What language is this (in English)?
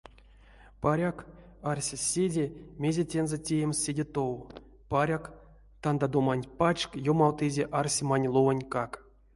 Erzya